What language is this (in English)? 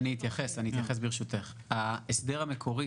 Hebrew